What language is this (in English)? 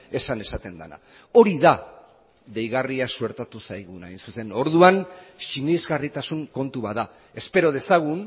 Basque